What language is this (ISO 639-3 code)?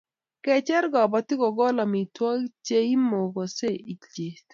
kln